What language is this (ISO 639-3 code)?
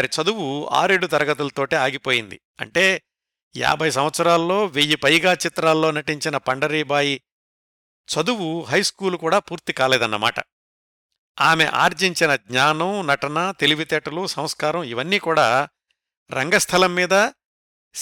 tel